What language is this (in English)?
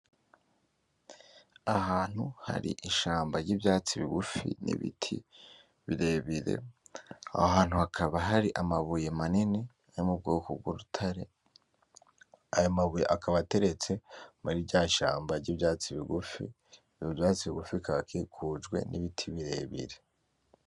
Rundi